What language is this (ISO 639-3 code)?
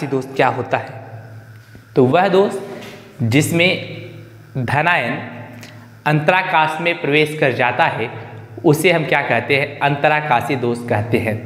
hin